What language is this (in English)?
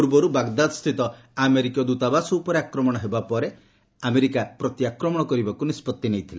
Odia